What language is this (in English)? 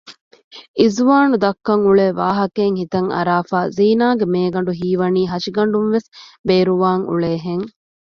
Divehi